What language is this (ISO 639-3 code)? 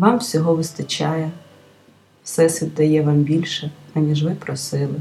ukr